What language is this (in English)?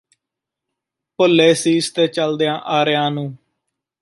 Punjabi